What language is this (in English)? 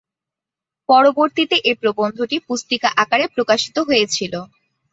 Bangla